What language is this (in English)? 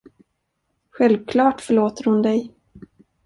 Swedish